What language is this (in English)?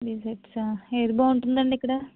Telugu